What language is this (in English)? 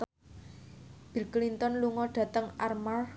Javanese